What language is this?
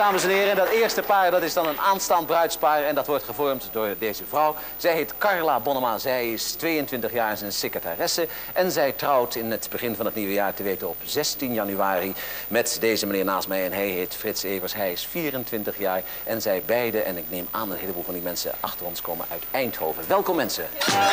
Dutch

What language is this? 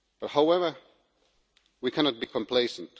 English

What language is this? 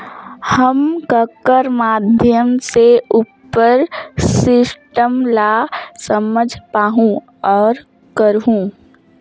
Chhattisgarhi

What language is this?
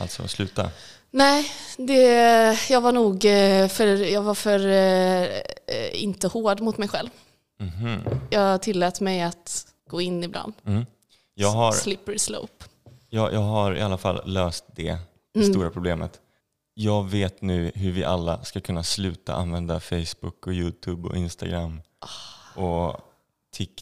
Swedish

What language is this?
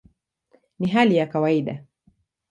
Swahili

